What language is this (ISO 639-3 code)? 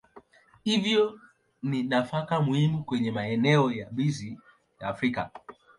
swa